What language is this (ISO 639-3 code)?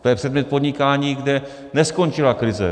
ces